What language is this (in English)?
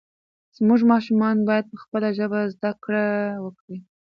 Pashto